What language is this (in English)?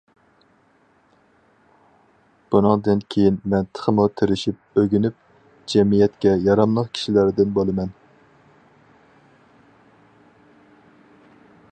Uyghur